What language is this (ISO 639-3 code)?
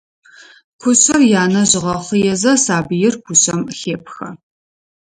ady